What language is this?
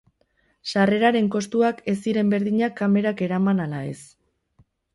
Basque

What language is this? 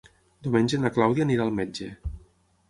Catalan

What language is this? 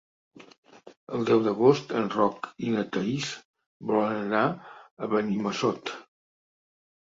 Catalan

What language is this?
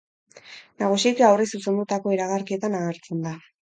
Basque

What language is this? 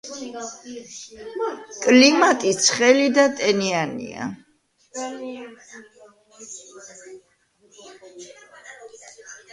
Georgian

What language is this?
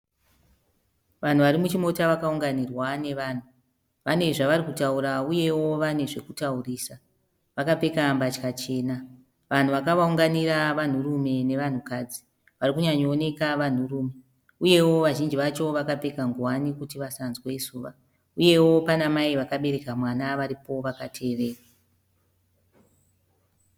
Shona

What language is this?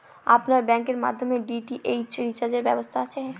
Bangla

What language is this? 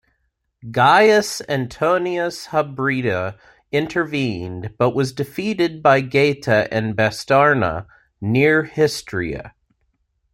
English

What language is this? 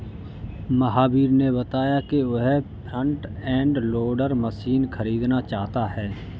Hindi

